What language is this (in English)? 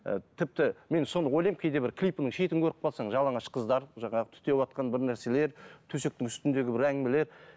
Kazakh